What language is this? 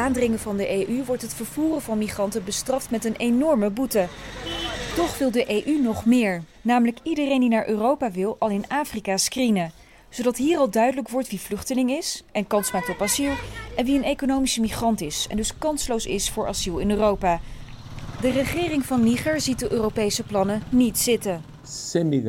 Dutch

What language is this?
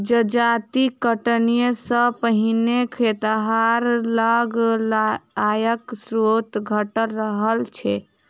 Maithili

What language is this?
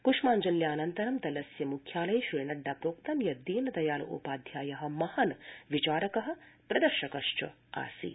Sanskrit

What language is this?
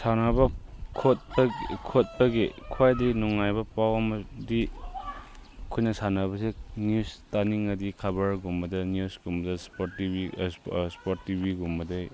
Manipuri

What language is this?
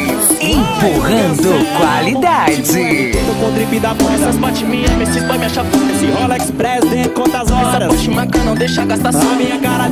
Portuguese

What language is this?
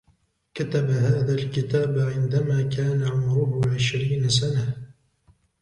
Arabic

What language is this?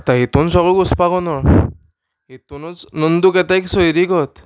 Konkani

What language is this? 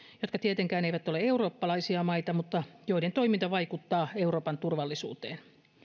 Finnish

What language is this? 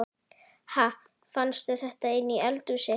Icelandic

